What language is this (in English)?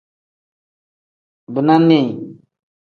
Tem